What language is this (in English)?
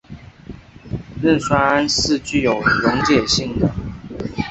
Chinese